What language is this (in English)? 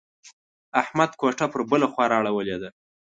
Pashto